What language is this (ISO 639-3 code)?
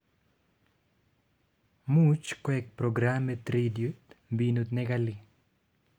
kln